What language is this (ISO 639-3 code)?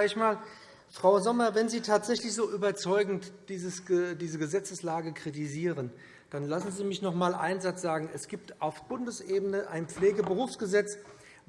deu